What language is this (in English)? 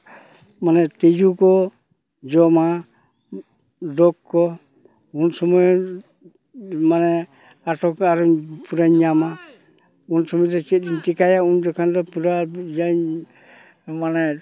Santali